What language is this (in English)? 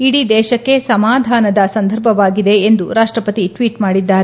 Kannada